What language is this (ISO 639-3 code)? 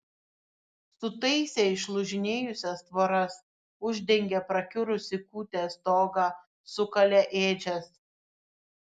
lit